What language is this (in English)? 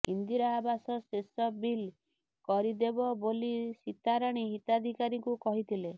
Odia